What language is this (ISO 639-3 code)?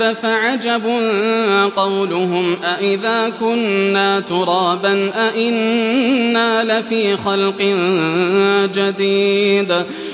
ara